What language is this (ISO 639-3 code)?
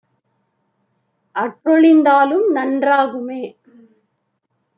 tam